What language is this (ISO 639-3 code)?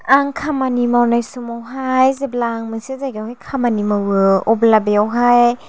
brx